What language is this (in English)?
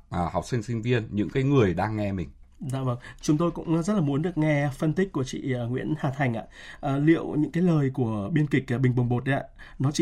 Vietnamese